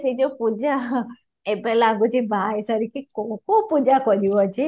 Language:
Odia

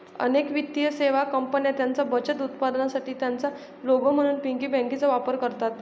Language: Marathi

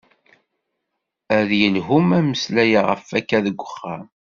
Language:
Kabyle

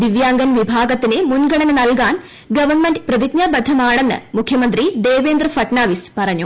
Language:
Malayalam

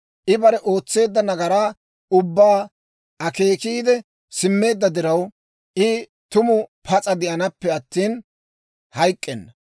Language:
Dawro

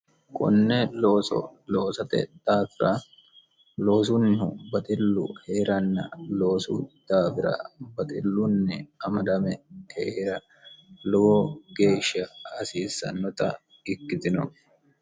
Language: Sidamo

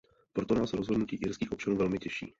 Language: Czech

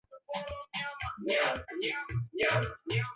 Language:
Swahili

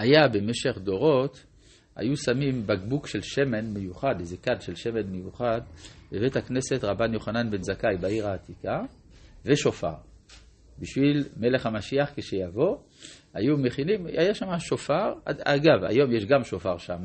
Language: Hebrew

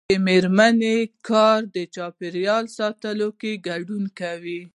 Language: Pashto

